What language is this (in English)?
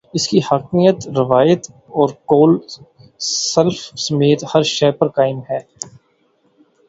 Urdu